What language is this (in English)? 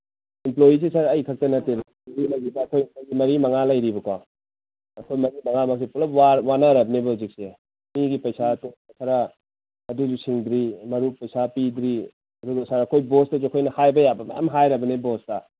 Manipuri